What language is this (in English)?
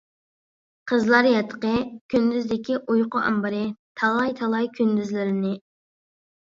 Uyghur